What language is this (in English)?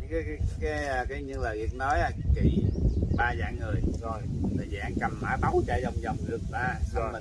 Vietnamese